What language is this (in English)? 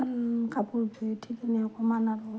Assamese